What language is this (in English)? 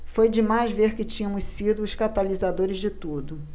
Portuguese